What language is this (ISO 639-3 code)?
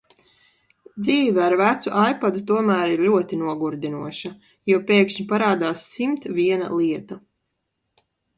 lav